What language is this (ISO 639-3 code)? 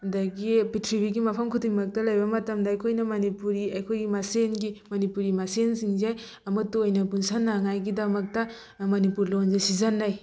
mni